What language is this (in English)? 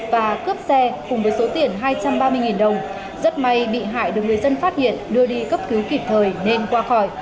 Vietnamese